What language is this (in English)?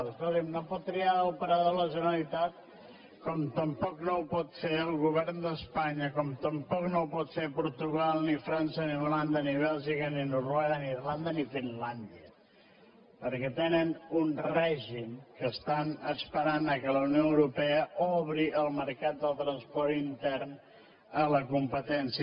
Catalan